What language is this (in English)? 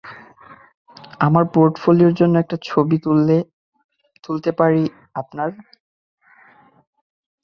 Bangla